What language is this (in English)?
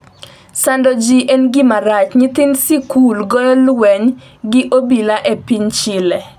Luo (Kenya and Tanzania)